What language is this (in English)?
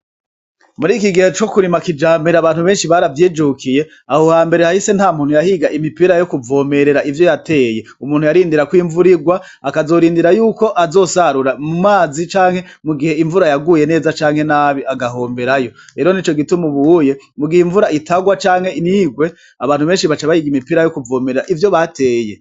Rundi